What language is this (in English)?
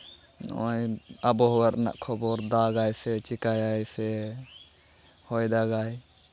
Santali